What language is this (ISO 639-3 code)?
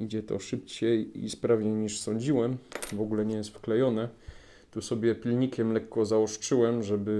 pol